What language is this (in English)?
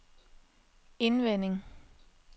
Danish